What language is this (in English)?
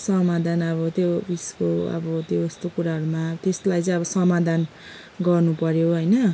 Nepali